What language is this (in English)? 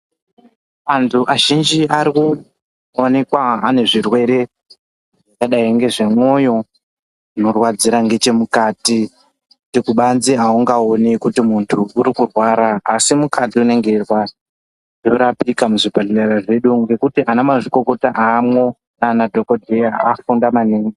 Ndau